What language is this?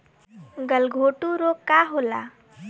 Bhojpuri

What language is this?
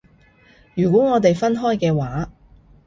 Cantonese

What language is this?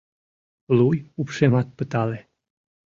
Mari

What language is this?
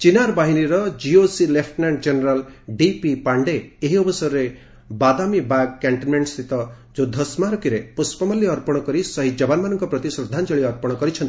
Odia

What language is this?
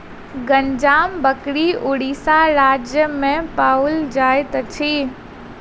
Maithili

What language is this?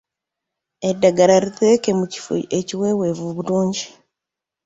Ganda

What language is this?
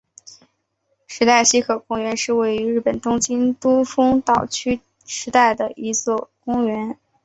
Chinese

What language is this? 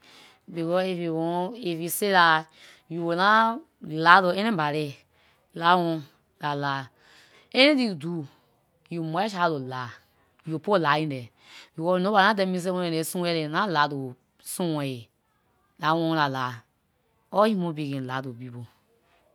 Liberian English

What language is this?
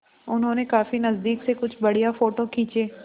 Hindi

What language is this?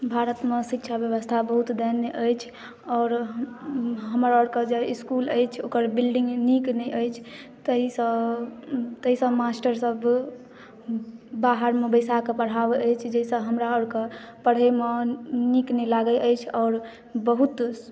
Maithili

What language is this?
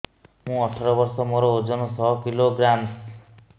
Odia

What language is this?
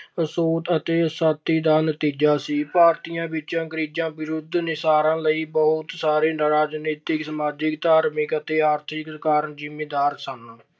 Punjabi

